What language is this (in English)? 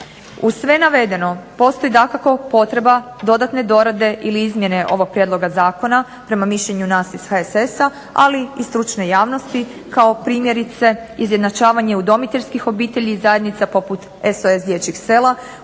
Croatian